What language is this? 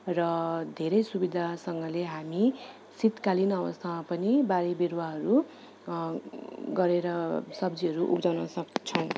Nepali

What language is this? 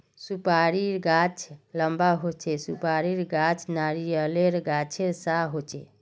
Magahi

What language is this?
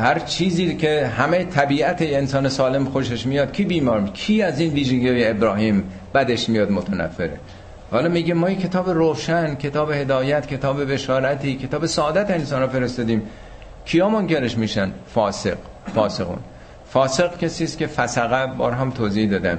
Persian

